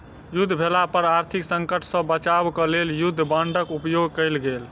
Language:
Maithili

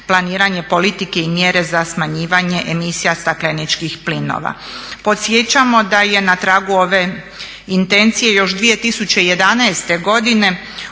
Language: Croatian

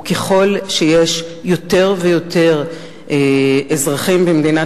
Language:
Hebrew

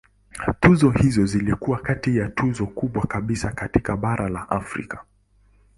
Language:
Swahili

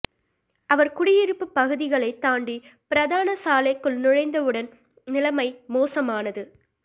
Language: Tamil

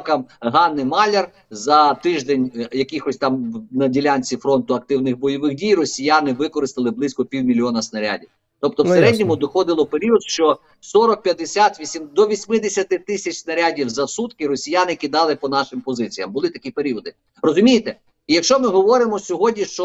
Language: Ukrainian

